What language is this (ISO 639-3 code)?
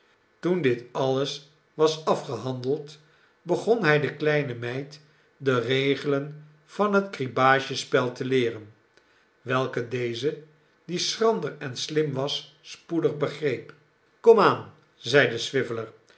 nld